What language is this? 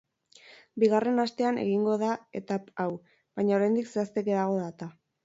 Basque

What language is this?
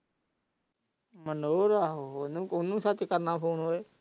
Punjabi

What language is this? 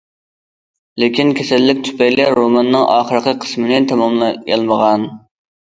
Uyghur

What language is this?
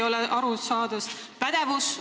Estonian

